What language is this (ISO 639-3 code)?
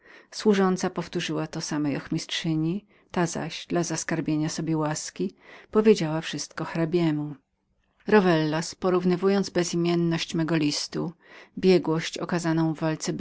pol